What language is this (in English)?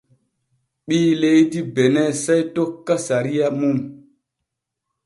Borgu Fulfulde